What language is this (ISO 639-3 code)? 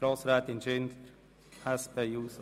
gsw